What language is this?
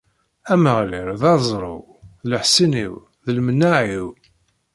Kabyle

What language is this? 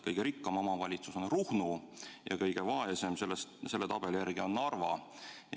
Estonian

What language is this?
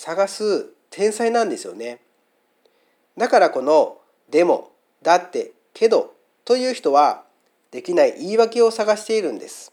Japanese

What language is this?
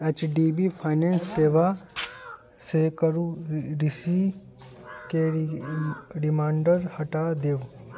Maithili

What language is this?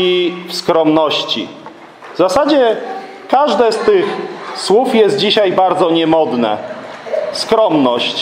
Polish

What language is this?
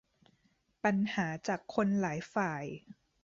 Thai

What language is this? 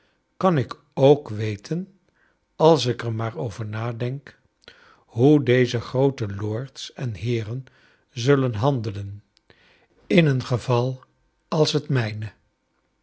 Dutch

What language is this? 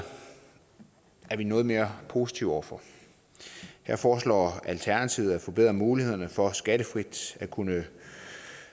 Danish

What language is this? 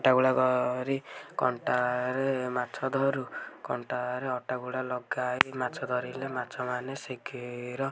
Odia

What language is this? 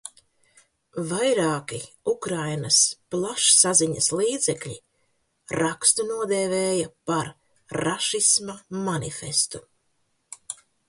Latvian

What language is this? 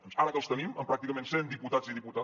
Catalan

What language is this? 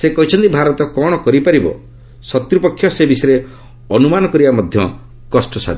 Odia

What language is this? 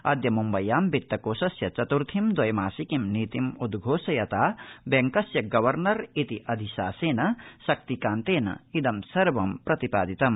Sanskrit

